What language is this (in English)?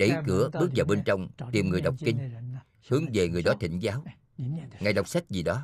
Vietnamese